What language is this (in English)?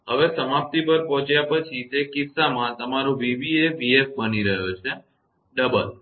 Gujarati